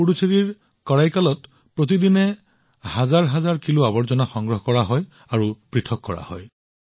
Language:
Assamese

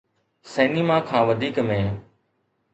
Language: Sindhi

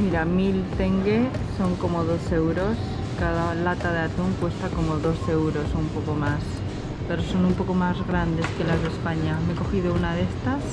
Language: Spanish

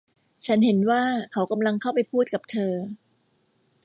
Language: Thai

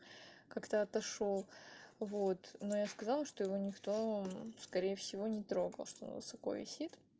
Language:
Russian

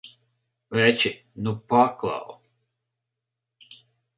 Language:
Latvian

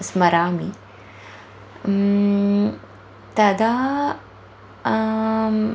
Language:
Sanskrit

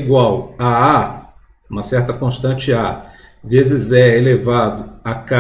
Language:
Portuguese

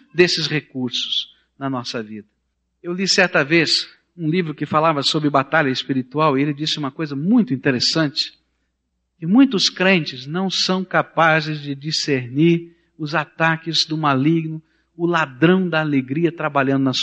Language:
Portuguese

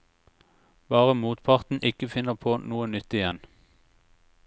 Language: Norwegian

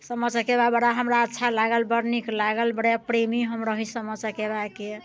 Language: Maithili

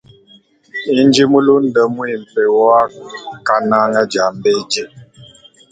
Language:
Luba-Lulua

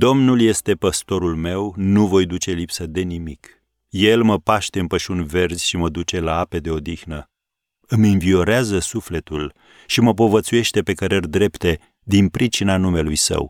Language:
Romanian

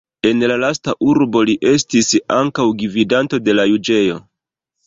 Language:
Esperanto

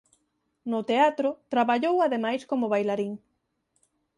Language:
Galician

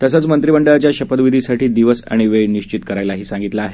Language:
Marathi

